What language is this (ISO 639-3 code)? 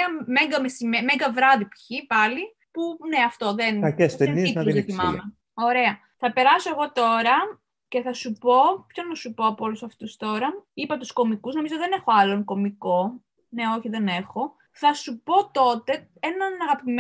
ell